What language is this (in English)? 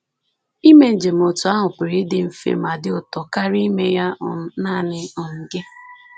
Igbo